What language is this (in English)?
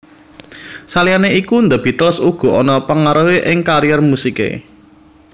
Javanese